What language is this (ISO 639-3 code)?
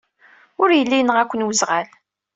kab